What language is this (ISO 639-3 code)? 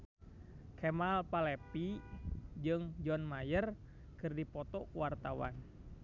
sun